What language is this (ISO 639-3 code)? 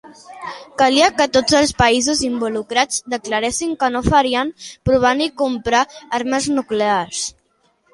cat